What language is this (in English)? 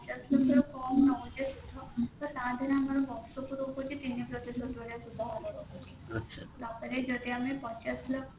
Odia